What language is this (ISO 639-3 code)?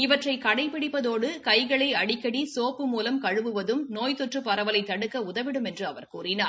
tam